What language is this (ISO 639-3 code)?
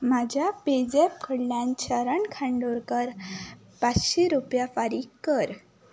kok